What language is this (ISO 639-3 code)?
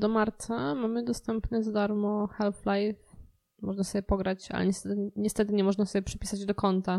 pol